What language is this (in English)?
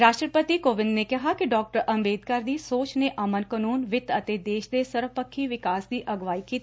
Punjabi